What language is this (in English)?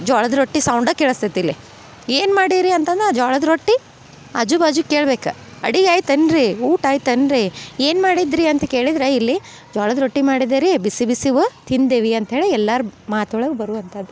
Kannada